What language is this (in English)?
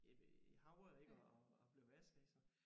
Danish